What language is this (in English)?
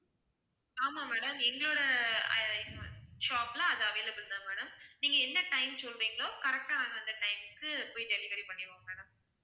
Tamil